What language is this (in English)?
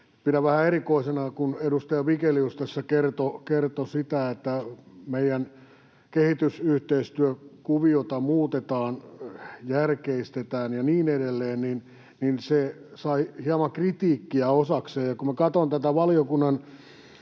Finnish